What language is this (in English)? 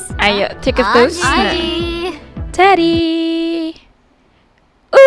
Indonesian